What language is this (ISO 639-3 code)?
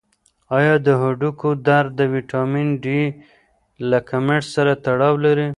pus